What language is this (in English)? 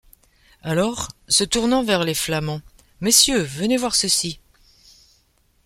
French